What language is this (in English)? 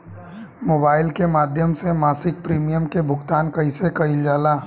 Bhojpuri